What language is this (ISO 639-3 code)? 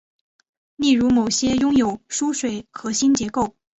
zho